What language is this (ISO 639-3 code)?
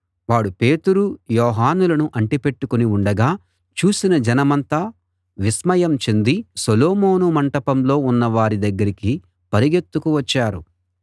tel